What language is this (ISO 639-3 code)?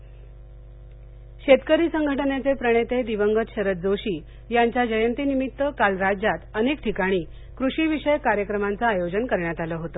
mar